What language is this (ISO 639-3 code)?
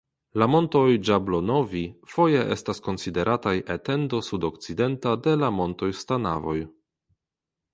epo